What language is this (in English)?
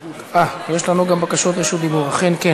Hebrew